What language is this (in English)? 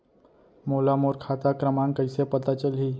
Chhattisgarhi